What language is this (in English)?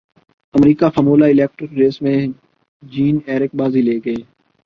Urdu